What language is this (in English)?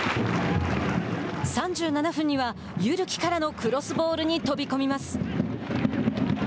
Japanese